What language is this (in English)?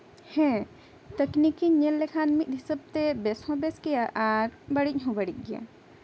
Santali